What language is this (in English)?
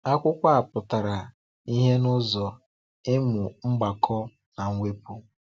Igbo